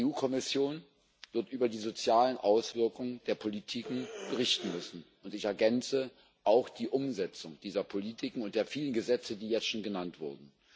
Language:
German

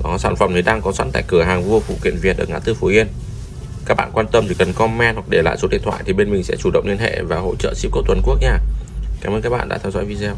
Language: Vietnamese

